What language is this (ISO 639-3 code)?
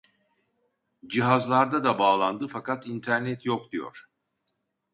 tur